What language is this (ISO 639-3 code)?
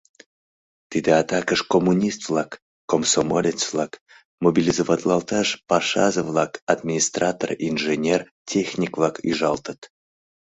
chm